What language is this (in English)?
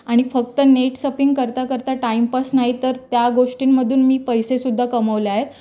Marathi